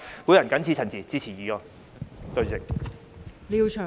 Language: Cantonese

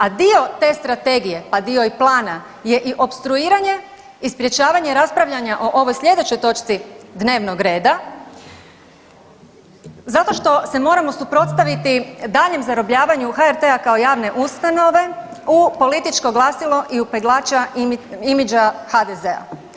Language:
Croatian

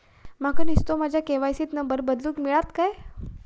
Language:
Marathi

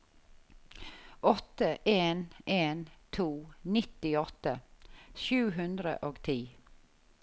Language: Norwegian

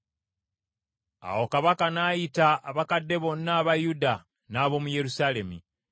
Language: Ganda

